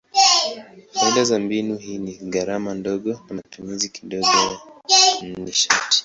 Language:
Swahili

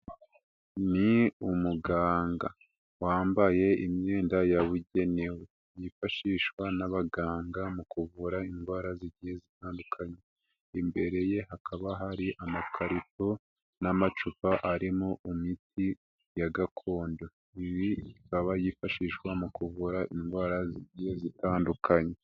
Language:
Kinyarwanda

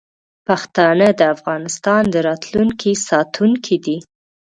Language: Pashto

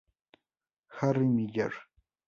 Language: Spanish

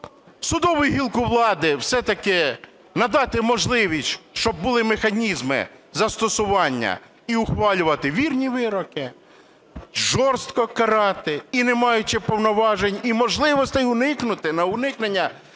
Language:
Ukrainian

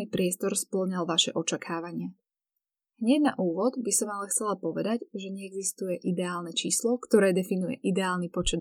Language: Slovak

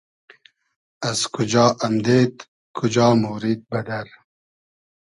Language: Hazaragi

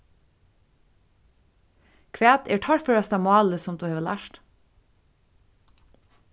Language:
Faroese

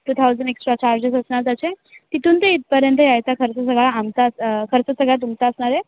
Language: Marathi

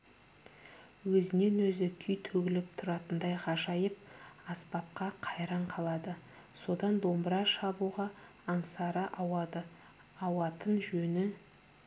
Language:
Kazakh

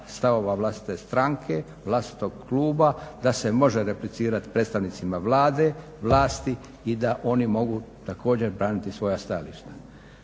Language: Croatian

